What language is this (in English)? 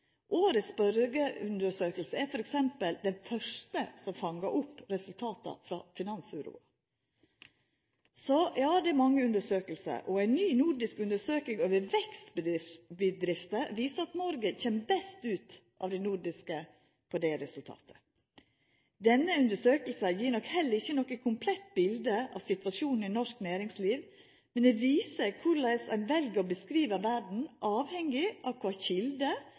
Norwegian Nynorsk